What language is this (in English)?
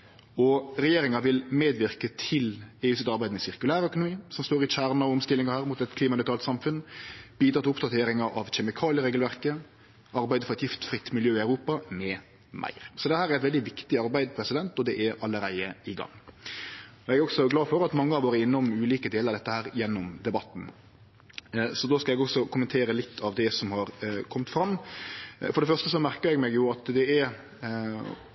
Norwegian Nynorsk